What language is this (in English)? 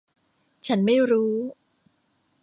Thai